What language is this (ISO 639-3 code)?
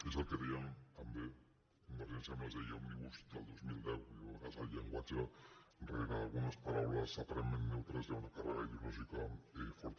cat